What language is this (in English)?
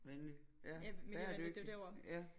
Danish